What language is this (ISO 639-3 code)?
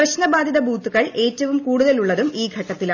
mal